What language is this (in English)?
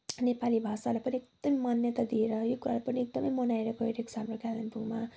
Nepali